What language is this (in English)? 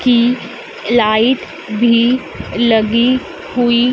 Hindi